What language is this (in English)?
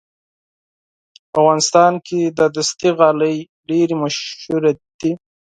Pashto